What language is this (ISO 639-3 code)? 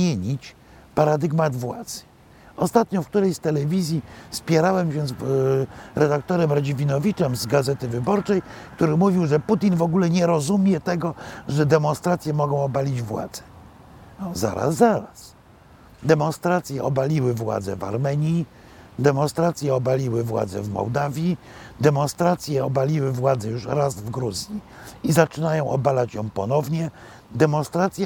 pol